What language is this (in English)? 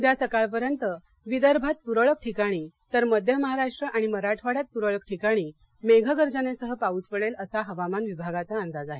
Marathi